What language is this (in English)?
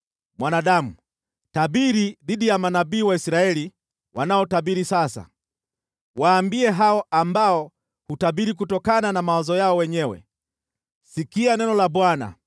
Swahili